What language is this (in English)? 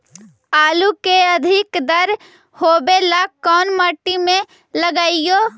Magahi